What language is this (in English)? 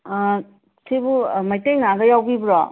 Manipuri